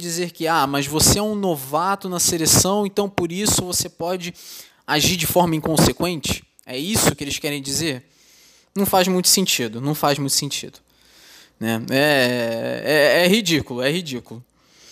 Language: Portuguese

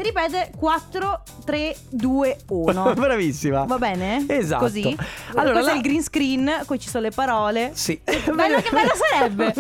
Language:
Italian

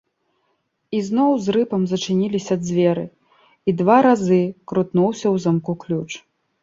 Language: Belarusian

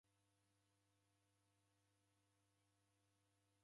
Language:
Taita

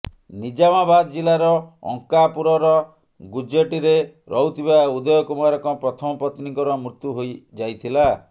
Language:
Odia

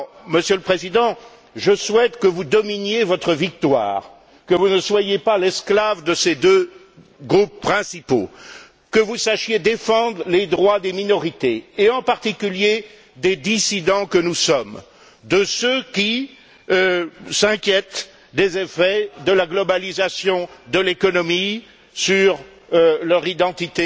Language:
French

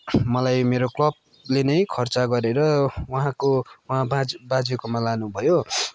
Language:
Nepali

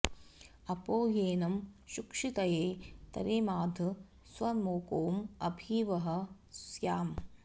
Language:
Sanskrit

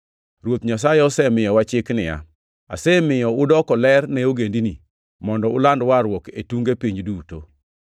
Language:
Luo (Kenya and Tanzania)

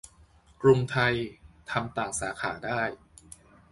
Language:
Thai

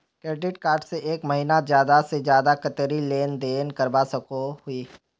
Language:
Magahi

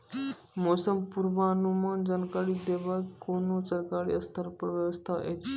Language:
Maithili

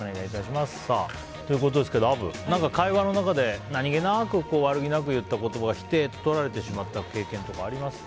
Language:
Japanese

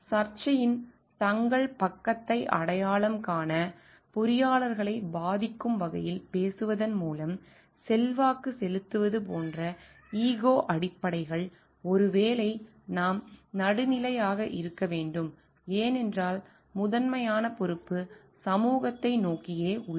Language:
Tamil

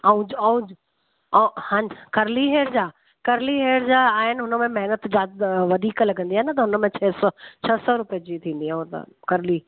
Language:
Sindhi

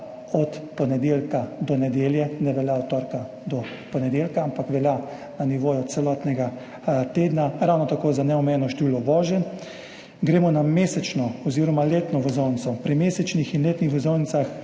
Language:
Slovenian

